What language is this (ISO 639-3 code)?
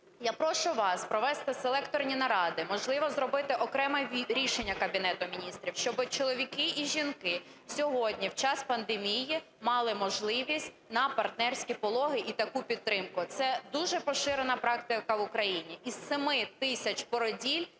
ukr